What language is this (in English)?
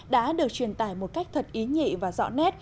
Vietnamese